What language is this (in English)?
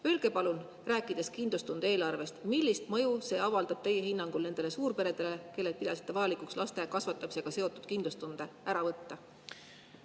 Estonian